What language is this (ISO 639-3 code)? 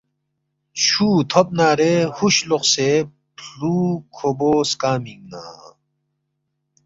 bft